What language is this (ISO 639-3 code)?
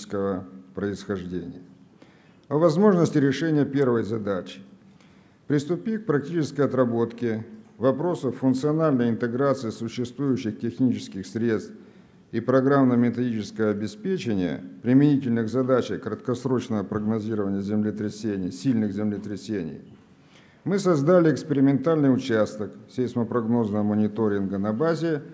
rus